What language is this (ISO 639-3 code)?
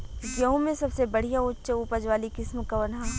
bho